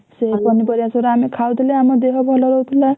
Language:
Odia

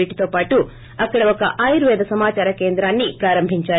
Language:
Telugu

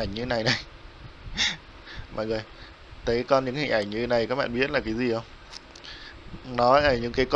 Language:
Vietnamese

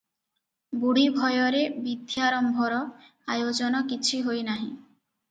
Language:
Odia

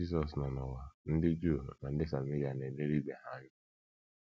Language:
Igbo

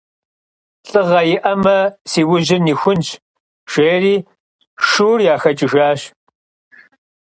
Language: Kabardian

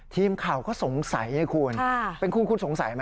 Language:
Thai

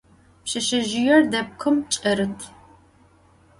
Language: Adyghe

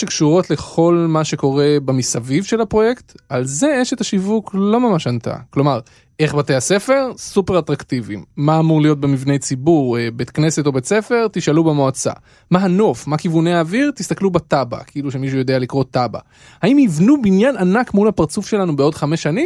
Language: Hebrew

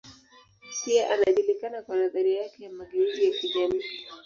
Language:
Swahili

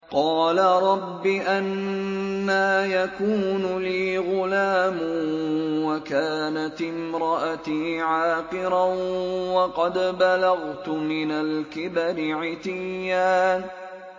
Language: Arabic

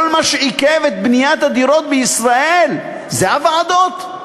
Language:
Hebrew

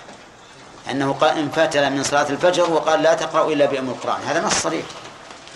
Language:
Arabic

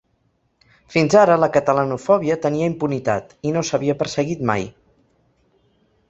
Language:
Catalan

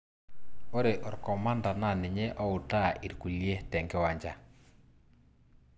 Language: Masai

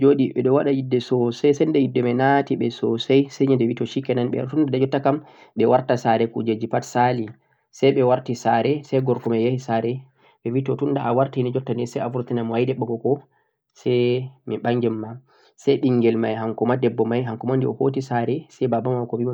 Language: Central-Eastern Niger Fulfulde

